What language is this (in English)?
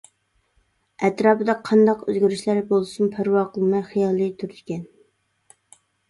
Uyghur